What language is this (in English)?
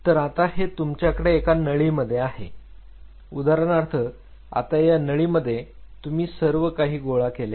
Marathi